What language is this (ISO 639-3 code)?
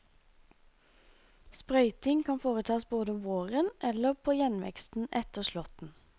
nor